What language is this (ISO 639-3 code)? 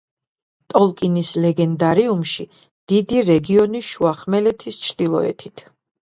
kat